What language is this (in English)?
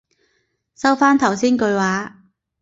Cantonese